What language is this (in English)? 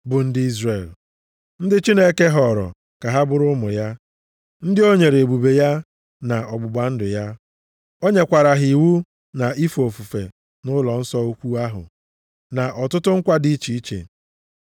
Igbo